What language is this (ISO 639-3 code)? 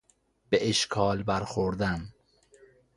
fas